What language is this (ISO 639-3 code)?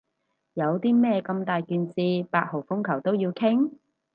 yue